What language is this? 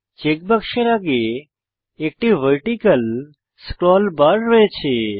Bangla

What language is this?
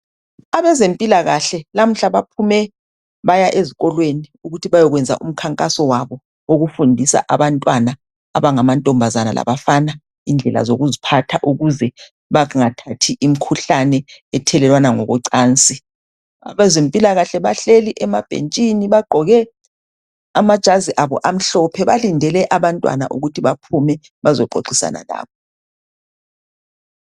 North Ndebele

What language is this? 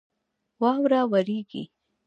Pashto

